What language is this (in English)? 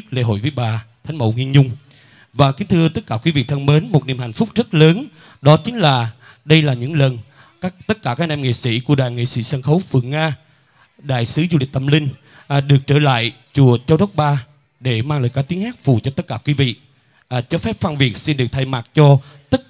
Vietnamese